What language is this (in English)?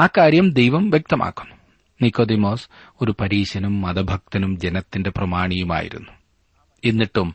Malayalam